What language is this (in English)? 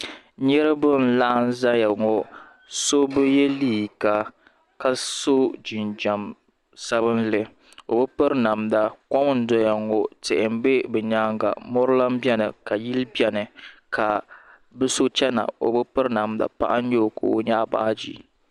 Dagbani